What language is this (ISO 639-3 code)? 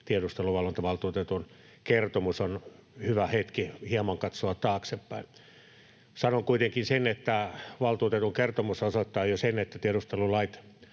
fin